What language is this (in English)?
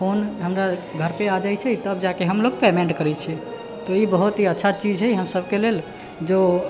Maithili